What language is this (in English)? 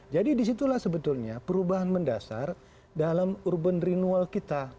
Indonesian